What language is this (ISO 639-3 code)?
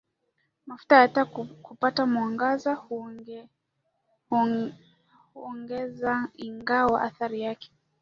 swa